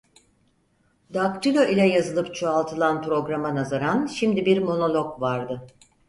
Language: Turkish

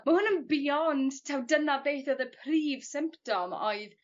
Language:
Welsh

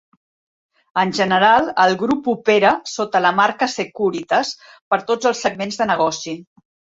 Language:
Catalan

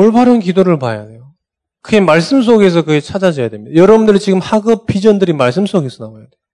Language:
Korean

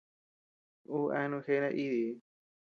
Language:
Tepeuxila Cuicatec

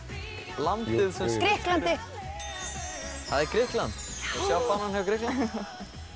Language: Icelandic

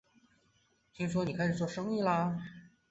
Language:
Chinese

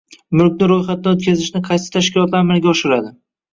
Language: Uzbek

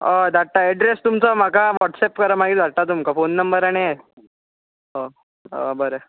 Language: Konkani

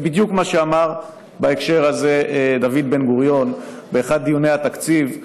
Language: Hebrew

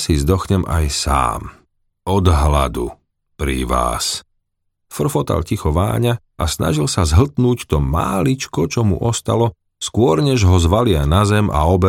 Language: Slovak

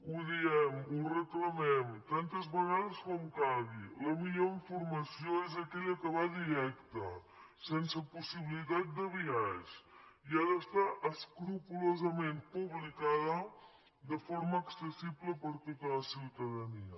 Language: Catalan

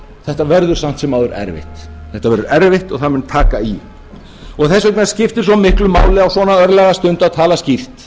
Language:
Icelandic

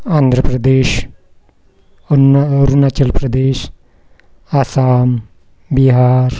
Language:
Marathi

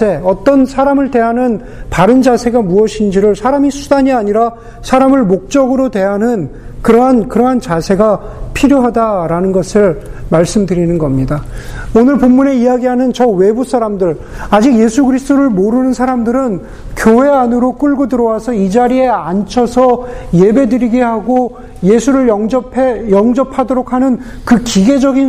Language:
Korean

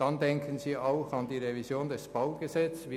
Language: Swiss German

